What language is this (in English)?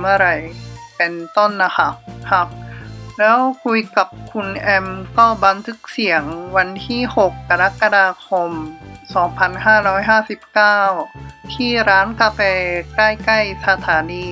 Thai